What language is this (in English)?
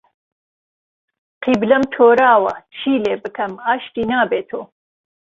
Central Kurdish